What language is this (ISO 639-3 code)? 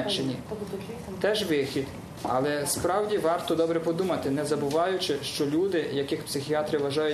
ukr